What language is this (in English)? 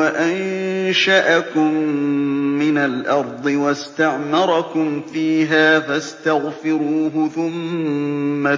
Arabic